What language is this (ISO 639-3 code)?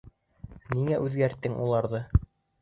bak